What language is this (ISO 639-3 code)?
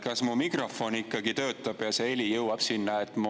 est